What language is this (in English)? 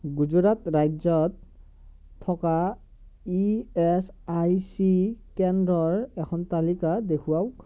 Assamese